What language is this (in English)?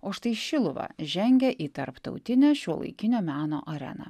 Lithuanian